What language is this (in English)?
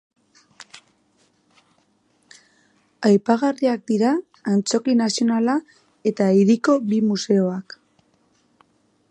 Basque